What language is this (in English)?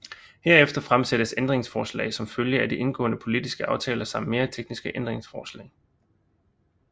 Danish